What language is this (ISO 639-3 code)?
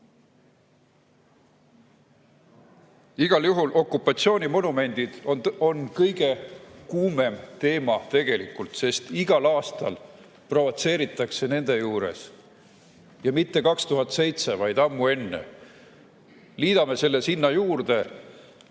est